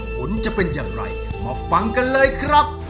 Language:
Thai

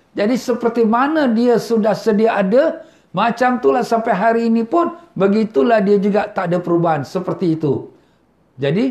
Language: Malay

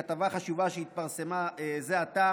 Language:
Hebrew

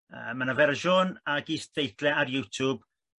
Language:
Welsh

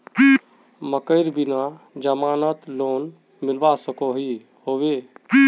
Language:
Magahi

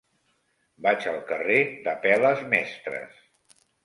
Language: Catalan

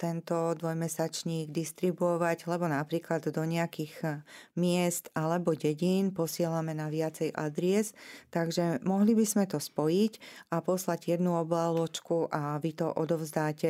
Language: Slovak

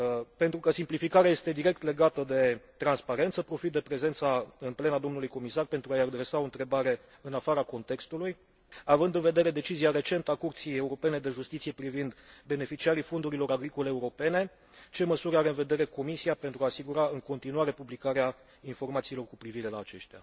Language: Romanian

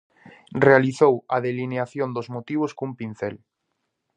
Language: Galician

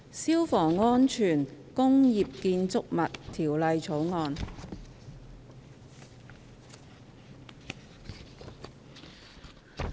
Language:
Cantonese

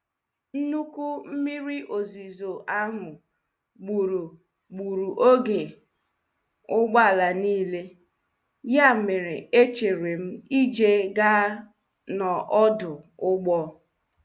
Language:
Igbo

